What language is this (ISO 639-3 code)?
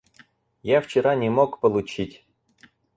rus